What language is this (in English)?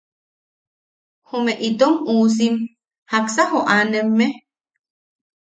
Yaqui